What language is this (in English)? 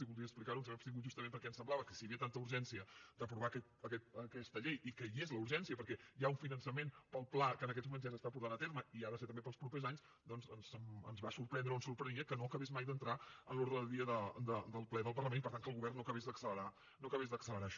Catalan